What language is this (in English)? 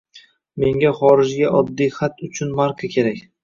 Uzbek